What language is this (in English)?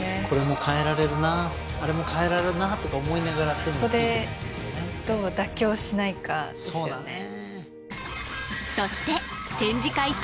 Japanese